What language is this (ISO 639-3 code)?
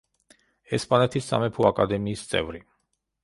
kat